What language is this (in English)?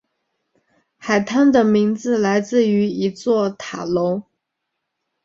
Chinese